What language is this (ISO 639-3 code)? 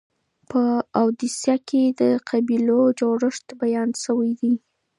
pus